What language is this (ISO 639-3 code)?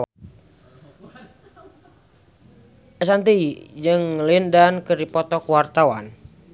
sun